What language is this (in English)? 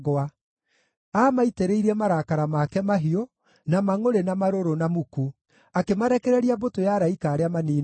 Kikuyu